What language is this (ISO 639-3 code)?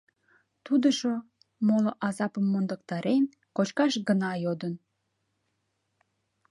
chm